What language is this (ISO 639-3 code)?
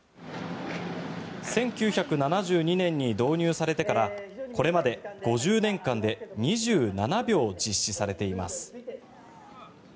jpn